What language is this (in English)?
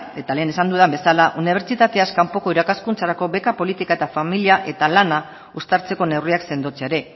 Basque